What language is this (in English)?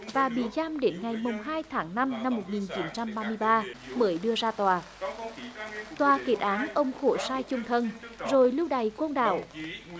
Vietnamese